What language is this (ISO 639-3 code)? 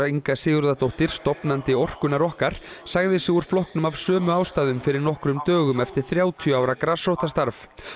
isl